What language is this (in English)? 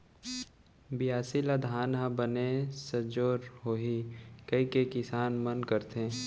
Chhattisgarhi